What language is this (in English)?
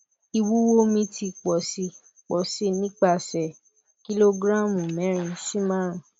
Yoruba